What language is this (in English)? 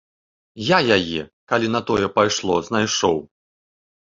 Belarusian